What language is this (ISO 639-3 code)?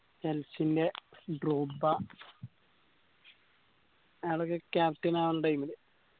mal